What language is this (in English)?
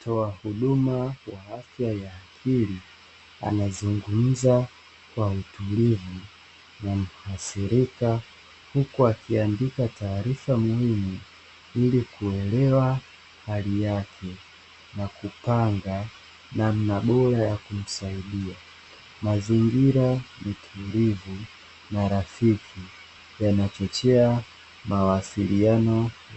Swahili